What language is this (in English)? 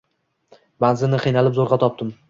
Uzbek